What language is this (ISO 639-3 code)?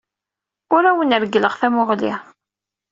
kab